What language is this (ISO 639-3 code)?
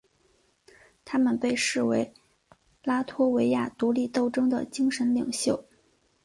zho